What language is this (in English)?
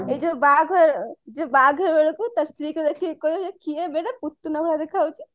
Odia